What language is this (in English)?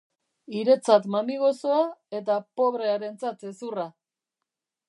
Basque